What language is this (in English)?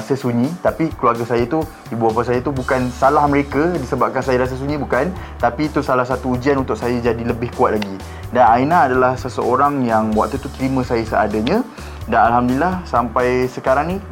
Malay